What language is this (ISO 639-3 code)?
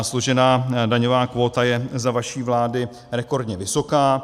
ces